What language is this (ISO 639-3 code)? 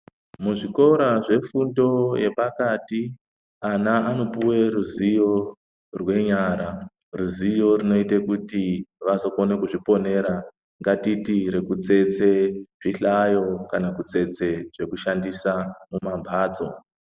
ndc